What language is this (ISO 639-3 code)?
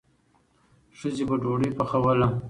pus